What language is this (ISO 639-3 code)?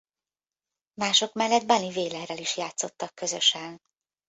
hun